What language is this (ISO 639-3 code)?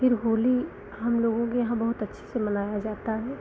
hin